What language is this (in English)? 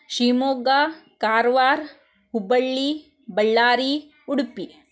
Kannada